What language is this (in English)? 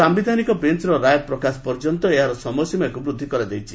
Odia